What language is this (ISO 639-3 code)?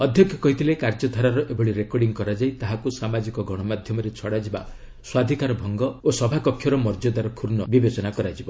ori